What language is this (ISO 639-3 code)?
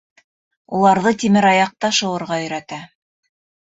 bak